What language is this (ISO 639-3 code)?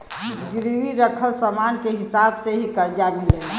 bho